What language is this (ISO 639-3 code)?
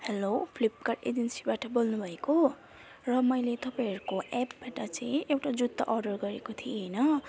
nep